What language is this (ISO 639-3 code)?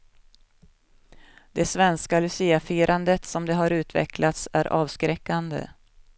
swe